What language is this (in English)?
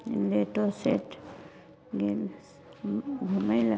Maithili